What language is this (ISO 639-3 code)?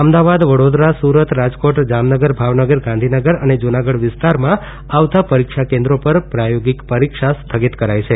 guj